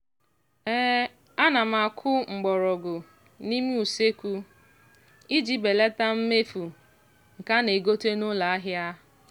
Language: Igbo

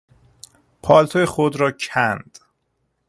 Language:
Persian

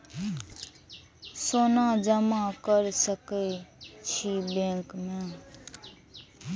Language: Maithili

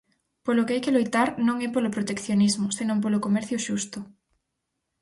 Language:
Galician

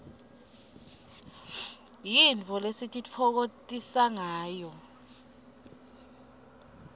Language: Swati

